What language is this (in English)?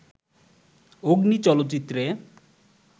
Bangla